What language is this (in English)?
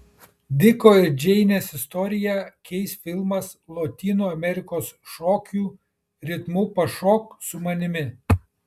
Lithuanian